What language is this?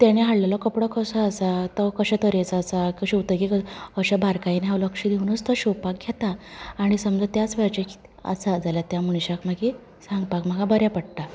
Konkani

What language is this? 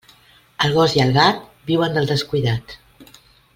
Catalan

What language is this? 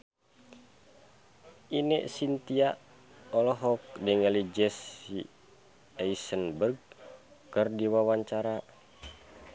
Sundanese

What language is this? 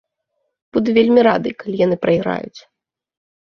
Belarusian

